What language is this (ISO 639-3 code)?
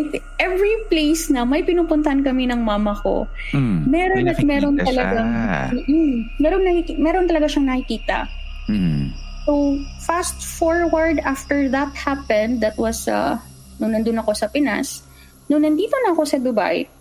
fil